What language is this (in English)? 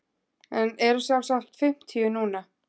Icelandic